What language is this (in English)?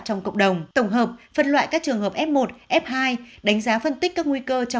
Vietnamese